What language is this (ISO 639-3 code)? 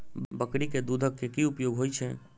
mai